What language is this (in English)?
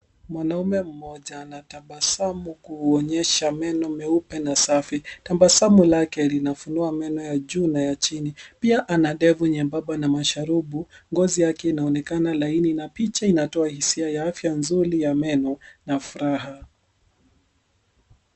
Swahili